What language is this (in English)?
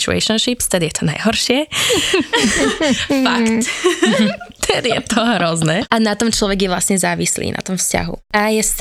Slovak